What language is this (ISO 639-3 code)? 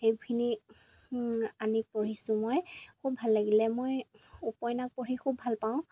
asm